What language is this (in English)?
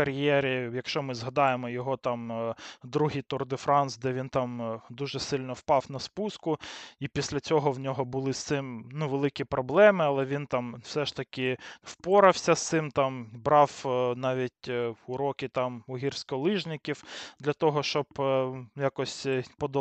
Ukrainian